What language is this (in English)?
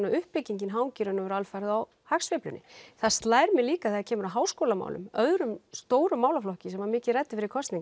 Icelandic